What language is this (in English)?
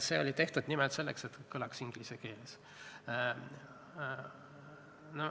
Estonian